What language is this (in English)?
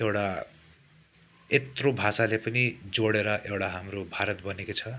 Nepali